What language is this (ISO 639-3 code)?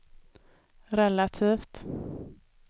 swe